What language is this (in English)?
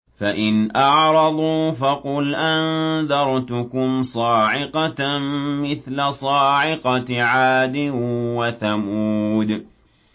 Arabic